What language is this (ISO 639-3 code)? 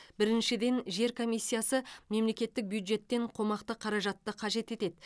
kaz